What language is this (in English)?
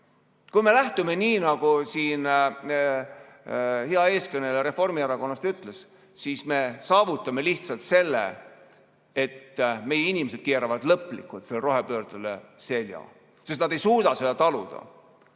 Estonian